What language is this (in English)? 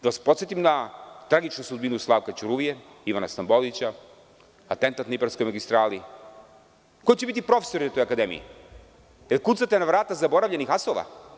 Serbian